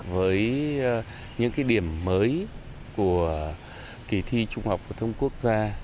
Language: Vietnamese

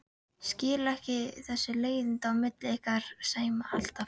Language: Icelandic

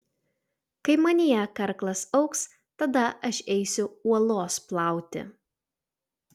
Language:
Lithuanian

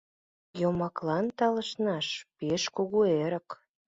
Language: Mari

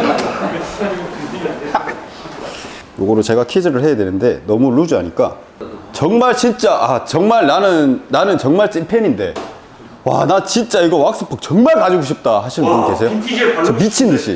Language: Korean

